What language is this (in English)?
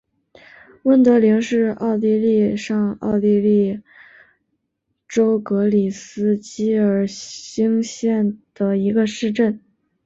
Chinese